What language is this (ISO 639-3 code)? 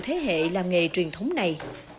vie